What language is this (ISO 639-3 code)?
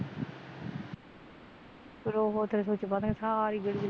pan